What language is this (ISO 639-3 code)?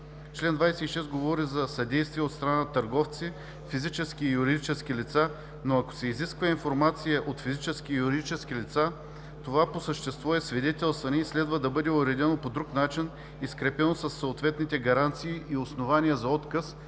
bul